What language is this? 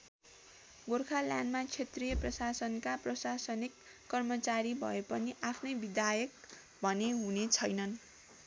Nepali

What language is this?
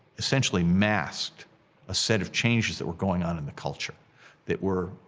English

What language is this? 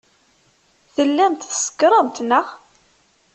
Kabyle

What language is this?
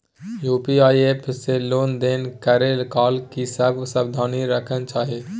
Maithili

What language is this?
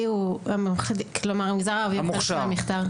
Hebrew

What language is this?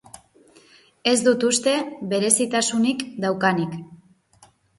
Basque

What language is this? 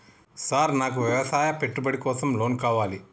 Telugu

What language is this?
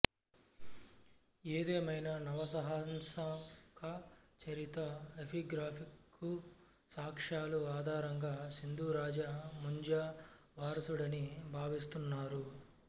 Telugu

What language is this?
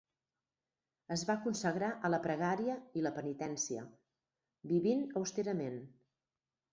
Catalan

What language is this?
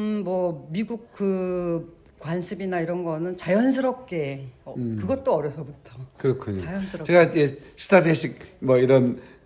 Korean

